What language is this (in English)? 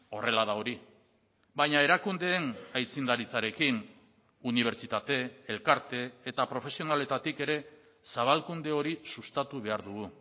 Basque